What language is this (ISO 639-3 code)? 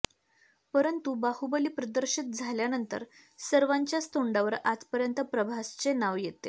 mar